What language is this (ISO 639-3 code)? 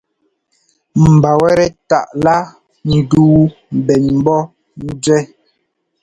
jgo